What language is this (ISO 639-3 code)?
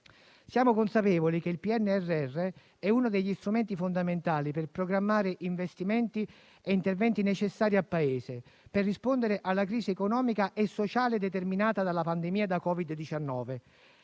ita